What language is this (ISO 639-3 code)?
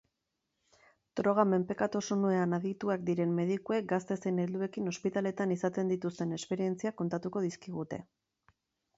eus